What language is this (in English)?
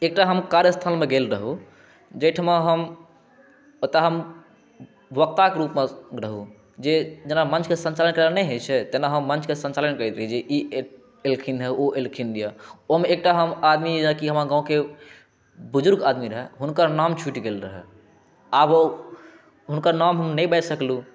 Maithili